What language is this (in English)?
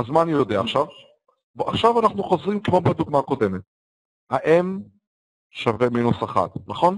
Hebrew